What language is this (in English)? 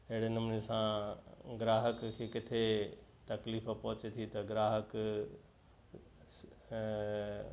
Sindhi